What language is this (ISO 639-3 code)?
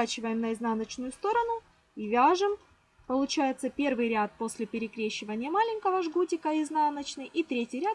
rus